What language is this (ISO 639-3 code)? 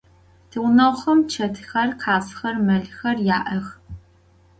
ady